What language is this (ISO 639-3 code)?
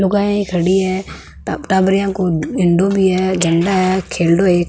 mwr